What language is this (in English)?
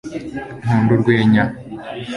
Kinyarwanda